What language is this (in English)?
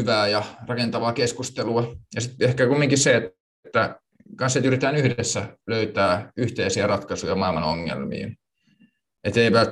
Finnish